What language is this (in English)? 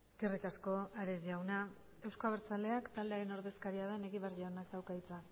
Basque